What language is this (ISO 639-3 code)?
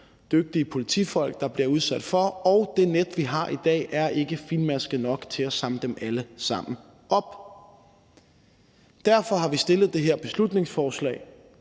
dan